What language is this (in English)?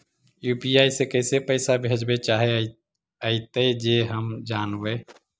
Magahi